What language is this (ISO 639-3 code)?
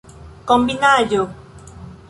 epo